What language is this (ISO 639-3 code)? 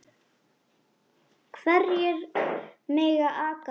isl